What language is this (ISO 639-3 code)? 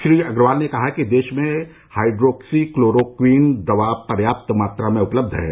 hin